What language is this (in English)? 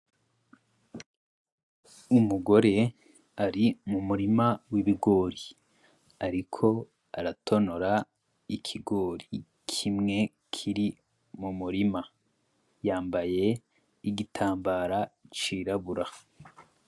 Rundi